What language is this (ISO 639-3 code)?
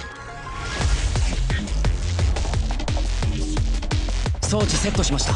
jpn